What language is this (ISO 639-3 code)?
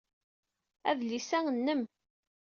kab